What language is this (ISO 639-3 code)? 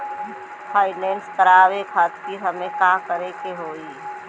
bho